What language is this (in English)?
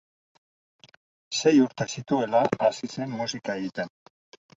Basque